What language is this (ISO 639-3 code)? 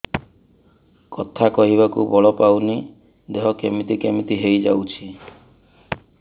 ori